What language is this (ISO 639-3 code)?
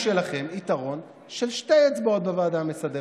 heb